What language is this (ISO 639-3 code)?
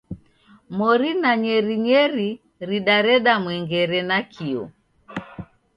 dav